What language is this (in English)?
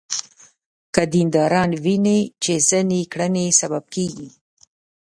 Pashto